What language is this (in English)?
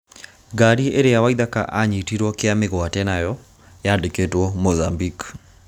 Kikuyu